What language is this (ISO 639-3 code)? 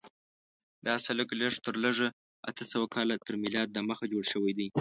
pus